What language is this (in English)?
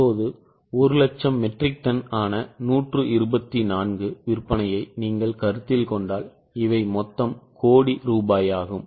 Tamil